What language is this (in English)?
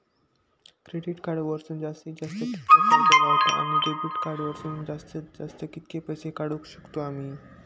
Marathi